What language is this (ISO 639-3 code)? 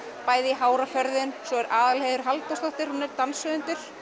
isl